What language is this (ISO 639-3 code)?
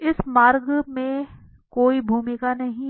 hin